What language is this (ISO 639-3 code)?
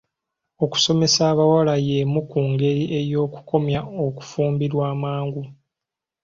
lug